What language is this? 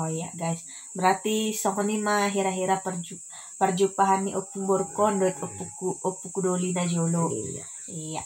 Indonesian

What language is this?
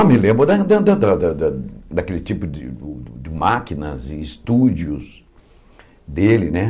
Portuguese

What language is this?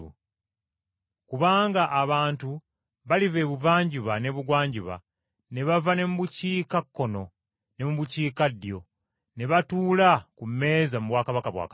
Ganda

